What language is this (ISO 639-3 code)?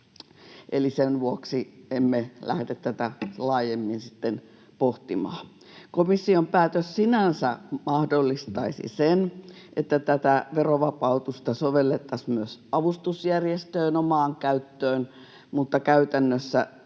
fin